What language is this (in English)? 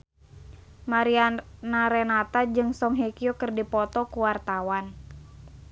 Sundanese